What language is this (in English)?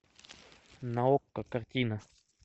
Russian